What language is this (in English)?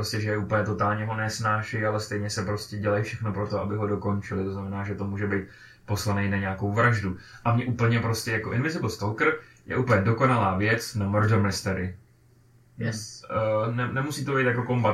Czech